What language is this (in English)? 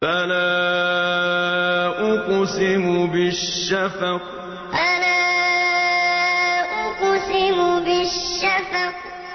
Arabic